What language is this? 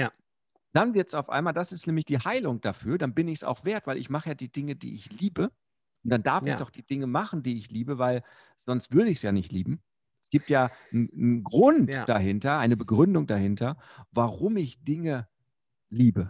German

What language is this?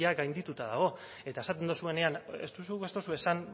Basque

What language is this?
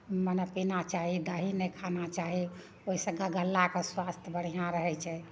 Maithili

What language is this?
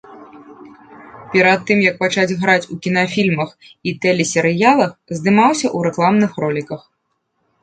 Belarusian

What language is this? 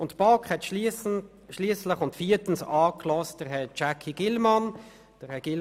Swiss German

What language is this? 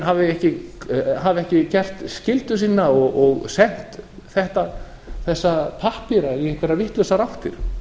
Icelandic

